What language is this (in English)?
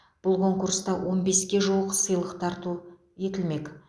Kazakh